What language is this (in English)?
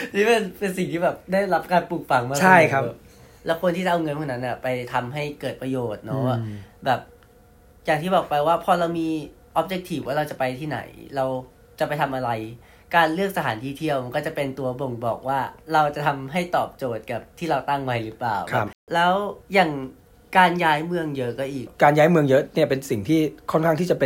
Thai